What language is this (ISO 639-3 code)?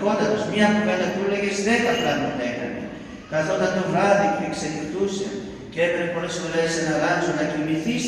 ell